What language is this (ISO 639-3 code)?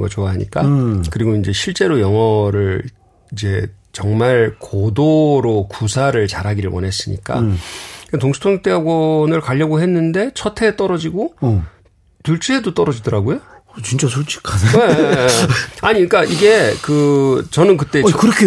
kor